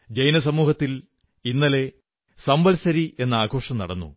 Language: Malayalam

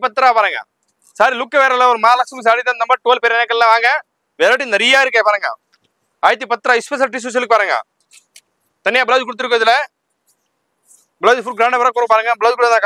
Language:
Tamil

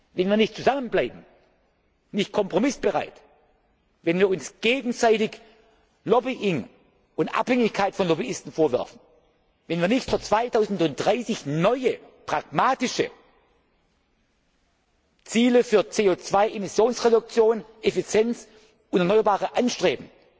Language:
German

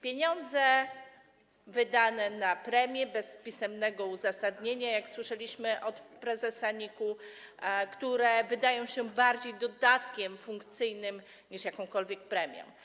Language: Polish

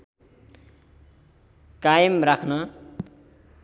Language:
Nepali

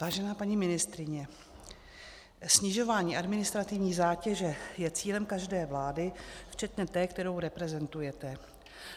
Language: Czech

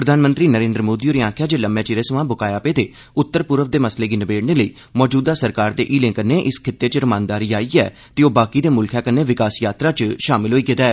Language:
Dogri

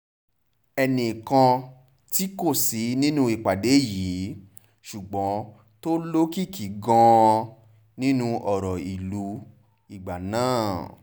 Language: Yoruba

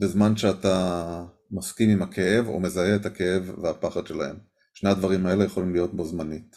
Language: Hebrew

